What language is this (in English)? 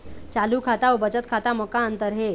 Chhattisgarhi